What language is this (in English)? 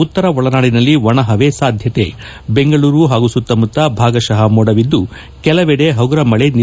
Kannada